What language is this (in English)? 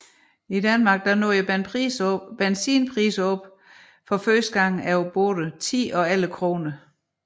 Danish